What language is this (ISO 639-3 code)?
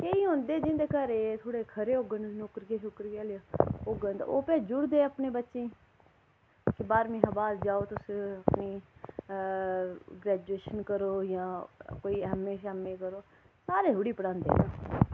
doi